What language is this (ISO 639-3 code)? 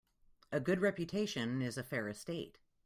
eng